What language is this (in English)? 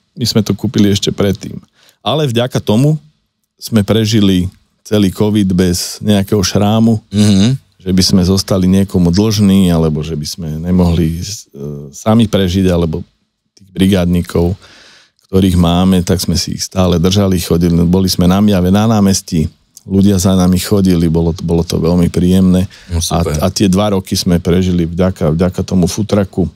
Slovak